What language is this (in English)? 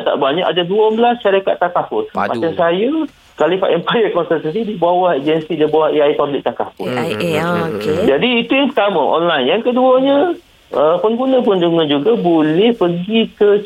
Malay